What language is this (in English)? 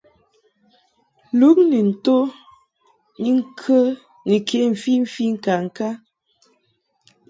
Mungaka